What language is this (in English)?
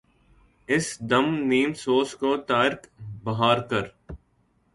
Urdu